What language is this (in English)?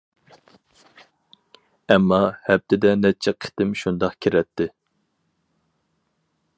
Uyghur